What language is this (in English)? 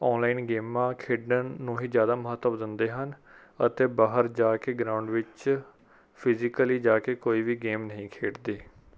Punjabi